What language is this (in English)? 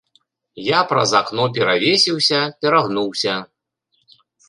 Belarusian